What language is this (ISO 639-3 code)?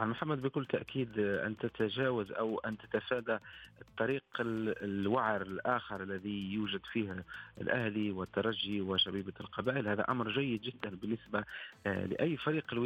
ara